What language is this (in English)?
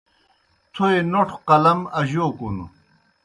Kohistani Shina